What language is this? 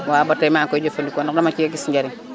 Wolof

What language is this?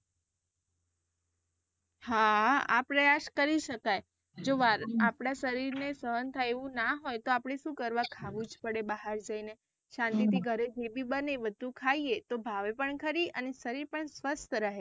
Gujarati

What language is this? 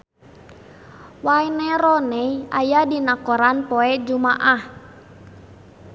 Sundanese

